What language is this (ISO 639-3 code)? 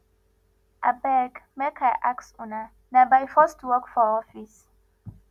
pcm